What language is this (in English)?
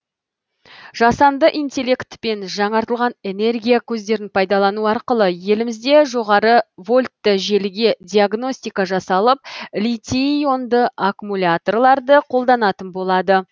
Kazakh